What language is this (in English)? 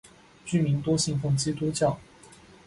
Chinese